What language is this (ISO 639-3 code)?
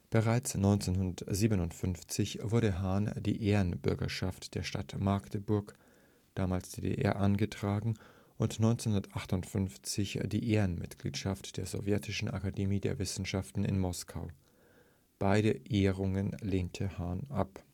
deu